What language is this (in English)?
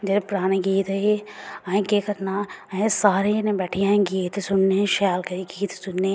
Dogri